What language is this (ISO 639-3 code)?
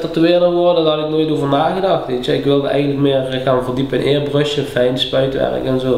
nld